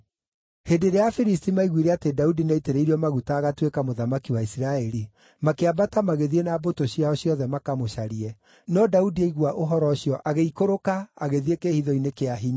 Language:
Kikuyu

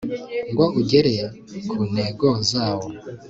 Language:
Kinyarwanda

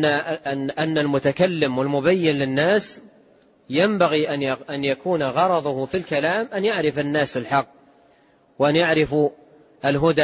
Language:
Arabic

